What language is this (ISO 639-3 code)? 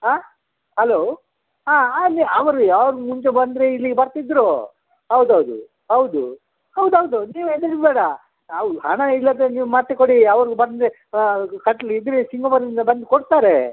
kan